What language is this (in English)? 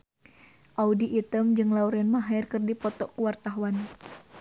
Sundanese